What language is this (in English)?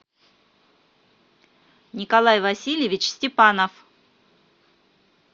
Russian